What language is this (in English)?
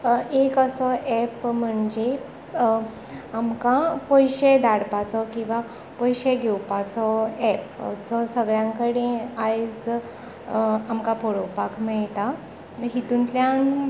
Konkani